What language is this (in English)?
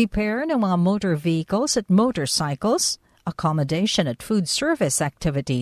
Filipino